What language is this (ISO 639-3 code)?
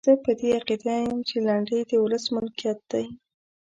pus